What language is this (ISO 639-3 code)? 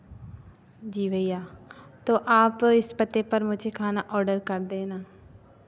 hin